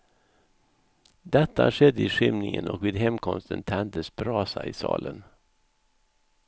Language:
Swedish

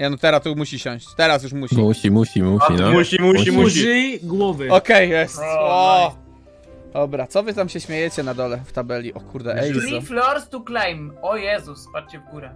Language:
Polish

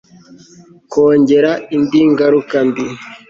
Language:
Kinyarwanda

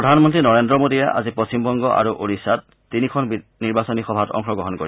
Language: Assamese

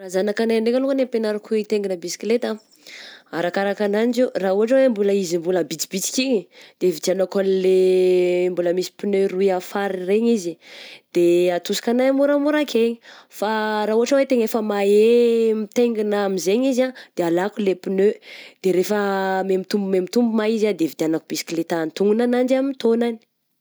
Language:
Southern Betsimisaraka Malagasy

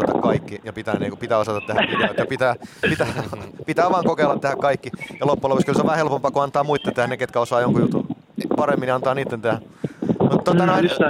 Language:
Finnish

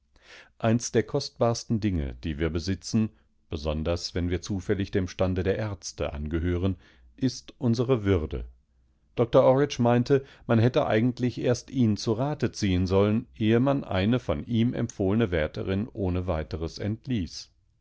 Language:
German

